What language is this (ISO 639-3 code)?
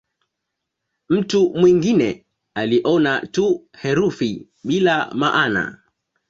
swa